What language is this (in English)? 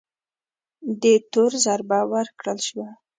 Pashto